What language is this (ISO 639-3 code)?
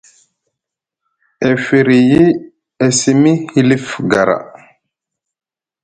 mug